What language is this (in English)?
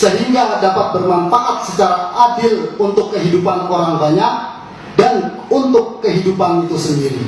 Indonesian